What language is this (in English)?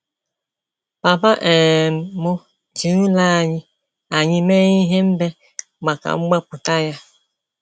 Igbo